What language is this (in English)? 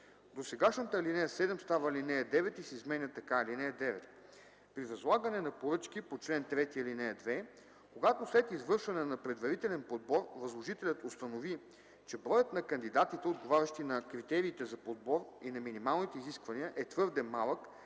Bulgarian